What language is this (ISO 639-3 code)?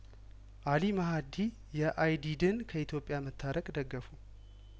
amh